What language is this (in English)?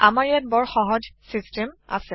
Assamese